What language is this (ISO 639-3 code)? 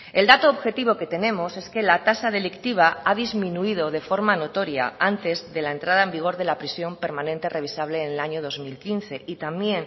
spa